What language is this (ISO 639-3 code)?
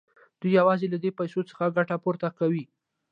pus